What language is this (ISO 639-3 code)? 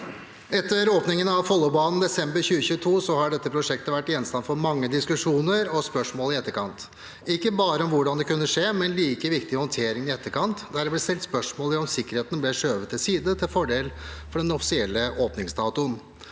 nor